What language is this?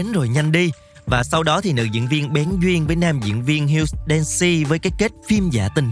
Vietnamese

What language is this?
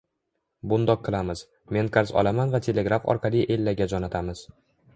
Uzbek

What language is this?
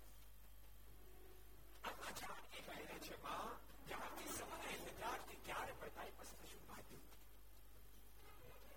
Gujarati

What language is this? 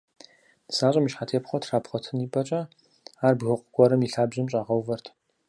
Kabardian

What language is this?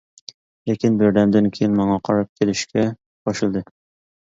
Uyghur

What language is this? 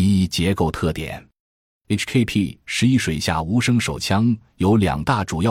Chinese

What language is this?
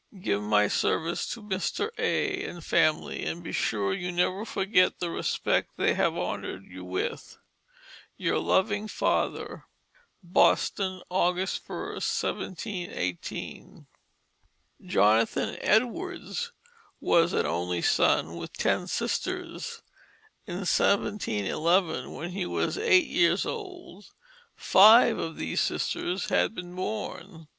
English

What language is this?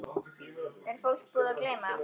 Icelandic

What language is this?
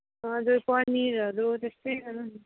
Nepali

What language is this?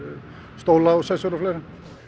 Icelandic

